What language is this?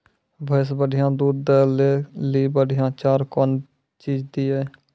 Maithili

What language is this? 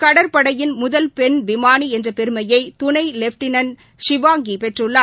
Tamil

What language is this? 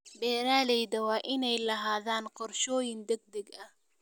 Somali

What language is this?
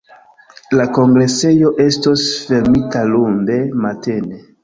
Esperanto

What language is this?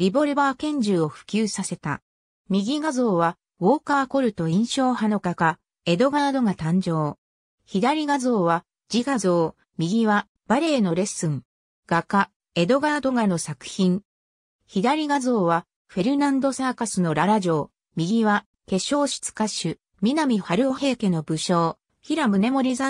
Japanese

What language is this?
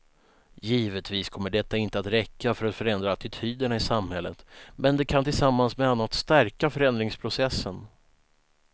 Swedish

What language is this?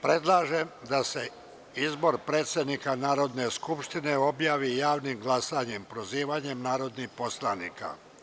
Serbian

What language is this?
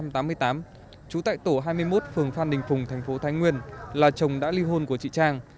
Vietnamese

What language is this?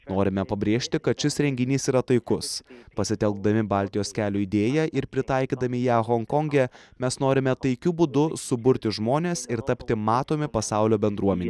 Lithuanian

